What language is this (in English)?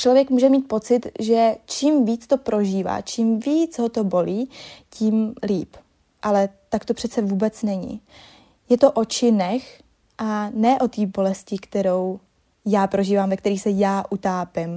Czech